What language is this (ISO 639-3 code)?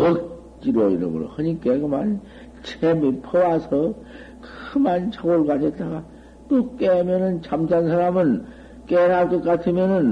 kor